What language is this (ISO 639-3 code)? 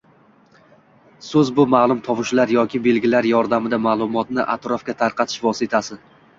uzb